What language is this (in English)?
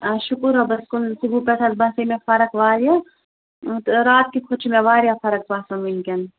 Kashmiri